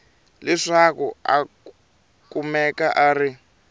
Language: Tsonga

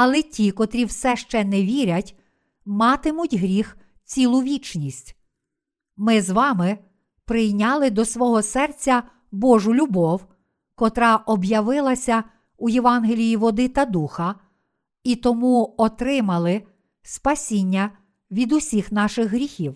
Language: Ukrainian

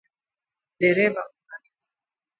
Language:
Swahili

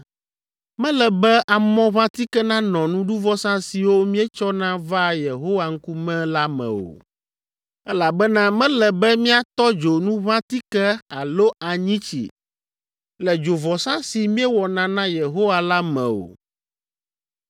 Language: Ewe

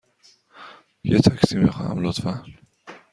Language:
Persian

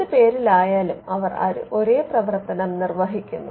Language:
Malayalam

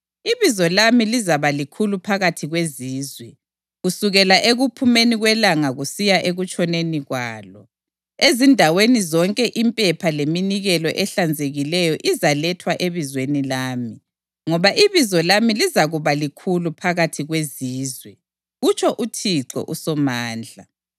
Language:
North Ndebele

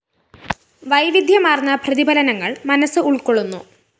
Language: Malayalam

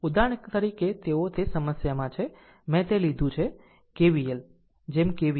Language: Gujarati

